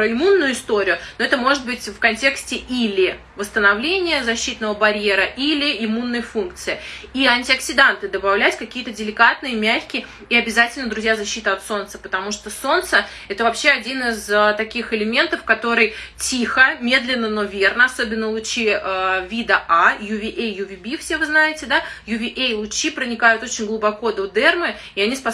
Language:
Russian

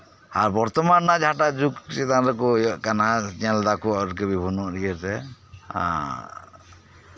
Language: Santali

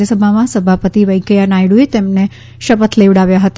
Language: Gujarati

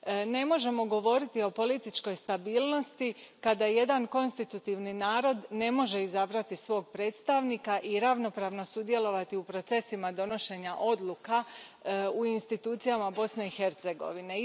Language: Croatian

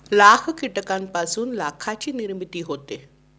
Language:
Marathi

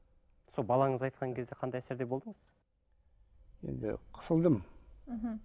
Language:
Kazakh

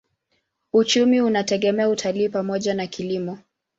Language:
Swahili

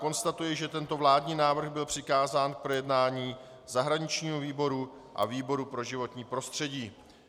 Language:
Czech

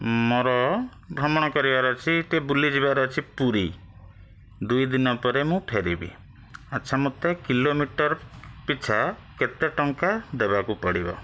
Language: Odia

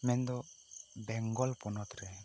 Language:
Santali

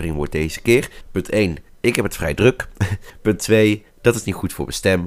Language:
Dutch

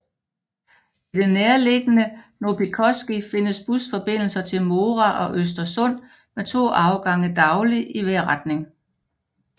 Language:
Danish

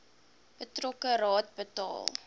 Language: Afrikaans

